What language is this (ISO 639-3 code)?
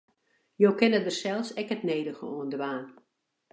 fry